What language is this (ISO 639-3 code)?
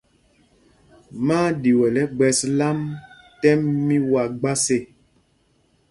mgg